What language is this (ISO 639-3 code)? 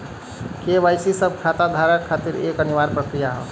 bho